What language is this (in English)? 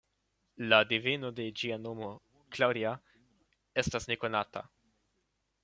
Esperanto